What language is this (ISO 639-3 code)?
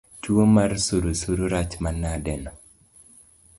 luo